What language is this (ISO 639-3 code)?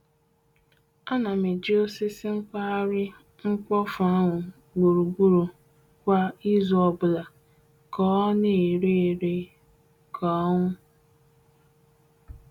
ibo